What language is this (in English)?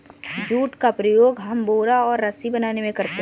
Hindi